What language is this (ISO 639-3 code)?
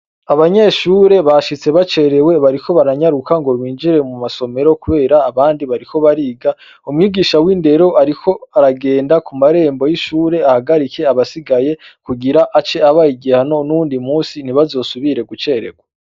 run